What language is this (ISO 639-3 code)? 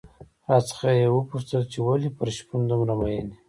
pus